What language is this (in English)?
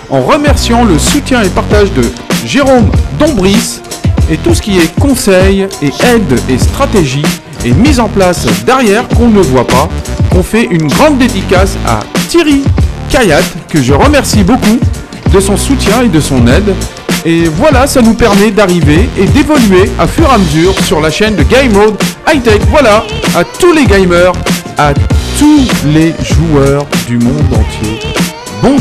French